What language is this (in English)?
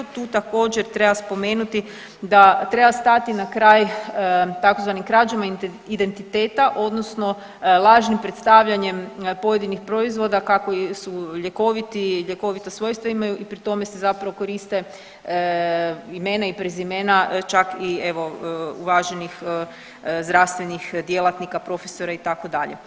Croatian